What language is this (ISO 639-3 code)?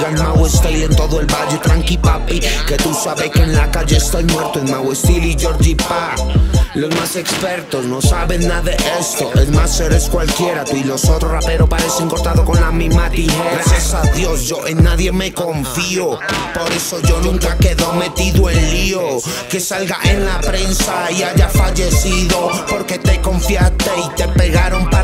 spa